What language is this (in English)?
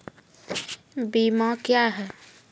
Maithili